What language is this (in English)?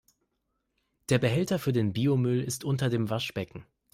German